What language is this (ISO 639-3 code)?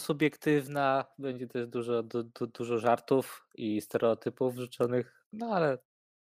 pol